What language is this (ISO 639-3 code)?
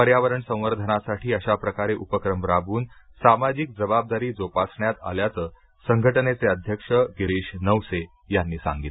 mar